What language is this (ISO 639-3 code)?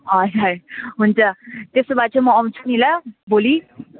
nep